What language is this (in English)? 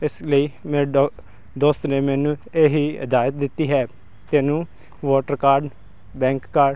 Punjabi